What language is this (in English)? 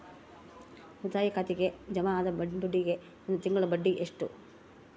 Kannada